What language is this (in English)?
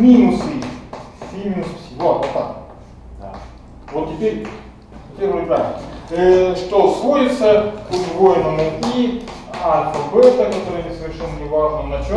Russian